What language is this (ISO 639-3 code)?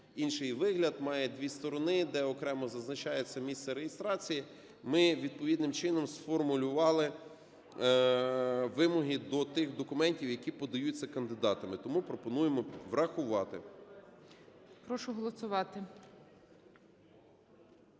ukr